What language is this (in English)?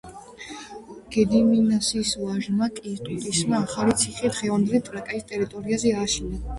Georgian